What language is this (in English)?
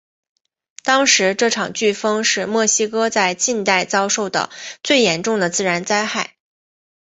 Chinese